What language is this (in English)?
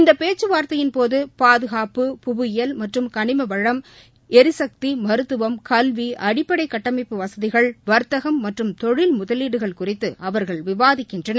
Tamil